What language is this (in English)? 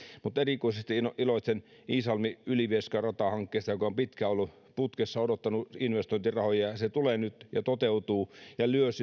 Finnish